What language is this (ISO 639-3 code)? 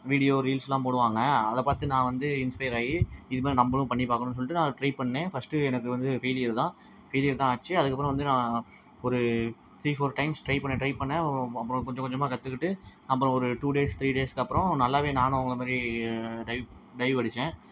tam